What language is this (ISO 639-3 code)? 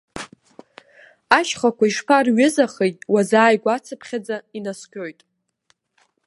abk